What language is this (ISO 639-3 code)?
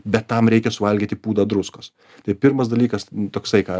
lit